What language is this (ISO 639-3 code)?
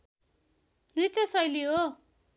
nep